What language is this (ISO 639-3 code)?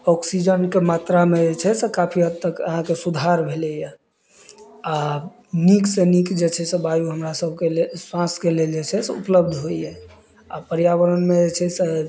mai